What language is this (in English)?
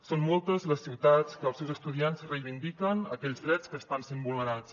Catalan